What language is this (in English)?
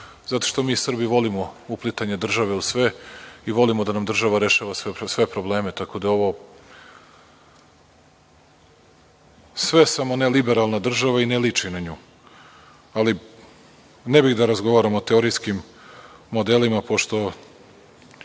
Serbian